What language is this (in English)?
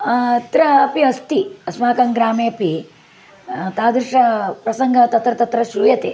Sanskrit